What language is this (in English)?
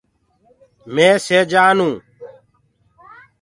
Gurgula